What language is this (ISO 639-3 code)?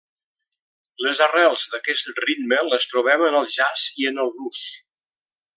cat